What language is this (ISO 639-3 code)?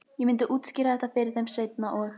isl